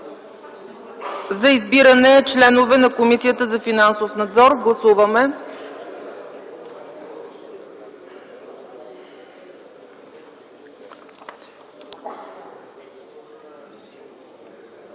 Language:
Bulgarian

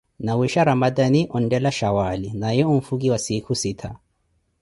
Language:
Koti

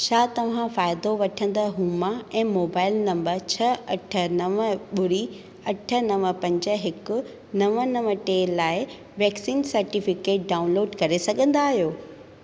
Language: Sindhi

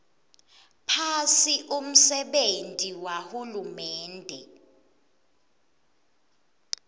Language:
Swati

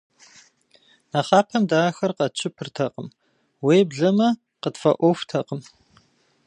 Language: Kabardian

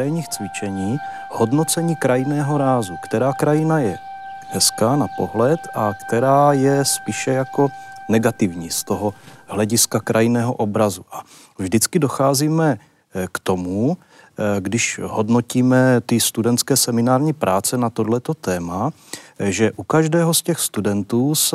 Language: Czech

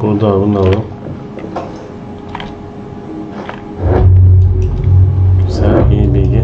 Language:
Turkish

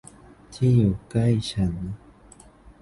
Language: Thai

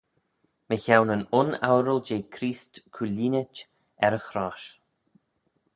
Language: Manx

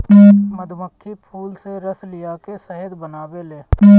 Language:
Bhojpuri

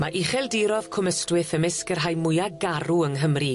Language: Welsh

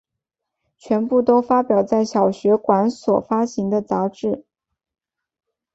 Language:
Chinese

